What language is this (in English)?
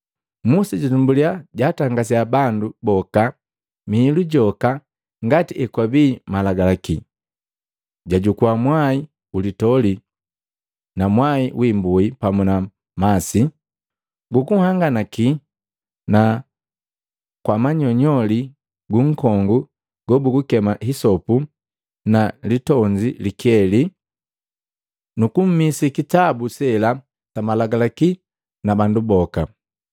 Matengo